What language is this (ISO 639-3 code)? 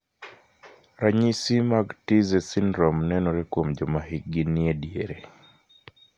luo